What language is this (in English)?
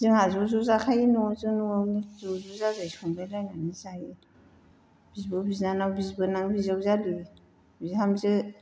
Bodo